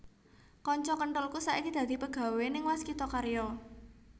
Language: Javanese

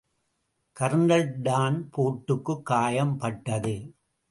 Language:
Tamil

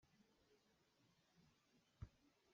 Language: Hakha Chin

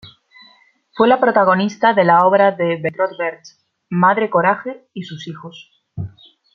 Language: Spanish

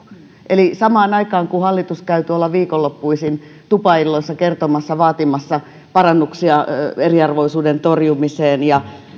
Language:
Finnish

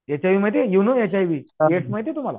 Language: Marathi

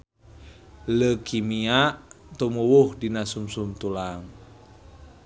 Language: Sundanese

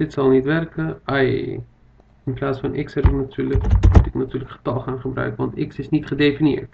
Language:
Dutch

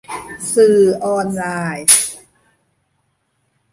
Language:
Thai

